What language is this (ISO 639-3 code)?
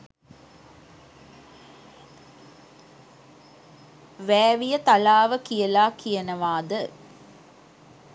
sin